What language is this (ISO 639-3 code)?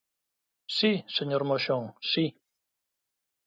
glg